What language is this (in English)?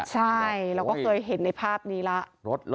Thai